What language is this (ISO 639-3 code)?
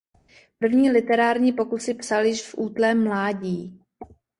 ces